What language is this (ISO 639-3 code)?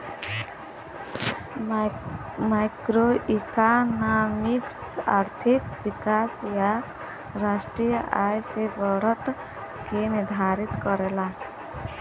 bho